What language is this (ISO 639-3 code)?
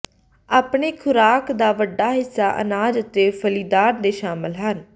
pan